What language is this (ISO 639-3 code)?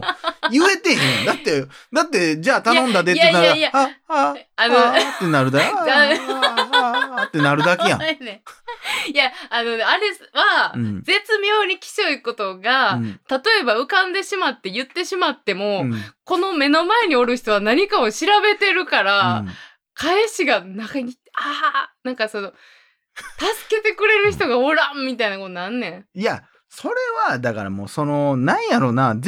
jpn